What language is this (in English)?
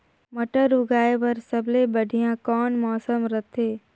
Chhattisgarhi